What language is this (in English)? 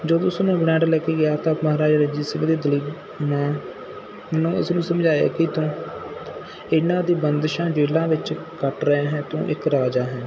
Punjabi